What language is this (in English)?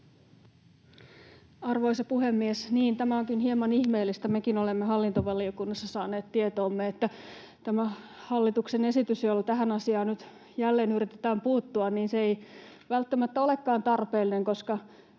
Finnish